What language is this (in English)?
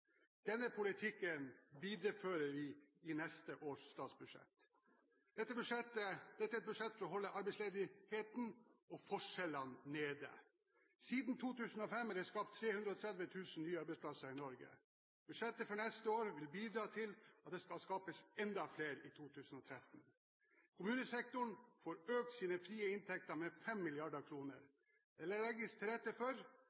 Norwegian Bokmål